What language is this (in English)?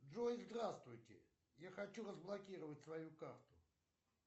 Russian